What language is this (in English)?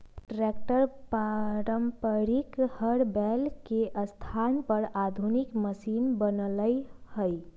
Magahi